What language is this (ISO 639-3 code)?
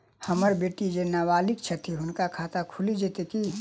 mai